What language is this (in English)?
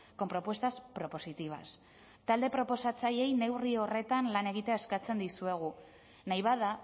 Basque